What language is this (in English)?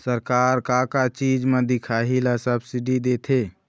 Chhattisgarhi